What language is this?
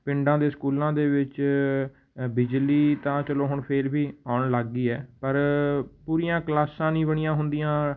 Punjabi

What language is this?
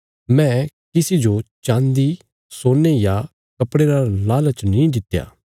Bilaspuri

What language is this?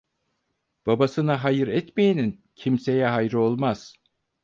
Turkish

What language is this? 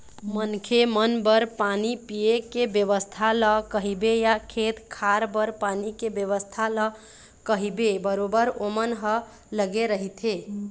Chhattisgarhi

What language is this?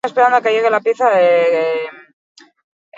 Basque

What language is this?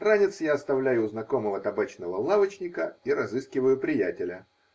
Russian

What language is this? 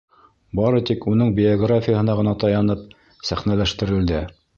Bashkir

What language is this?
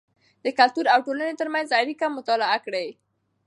Pashto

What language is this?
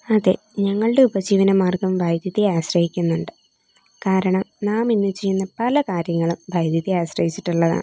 Malayalam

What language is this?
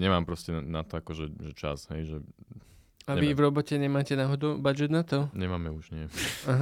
Slovak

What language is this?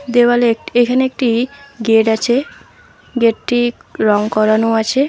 Bangla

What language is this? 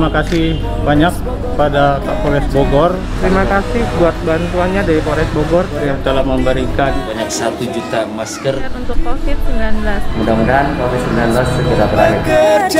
Indonesian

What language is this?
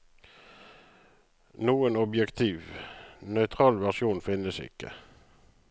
Norwegian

